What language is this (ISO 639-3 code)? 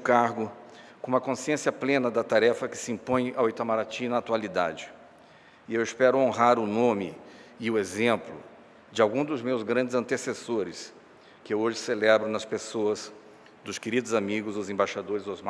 por